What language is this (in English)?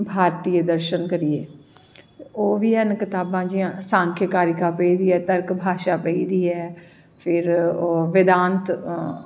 Dogri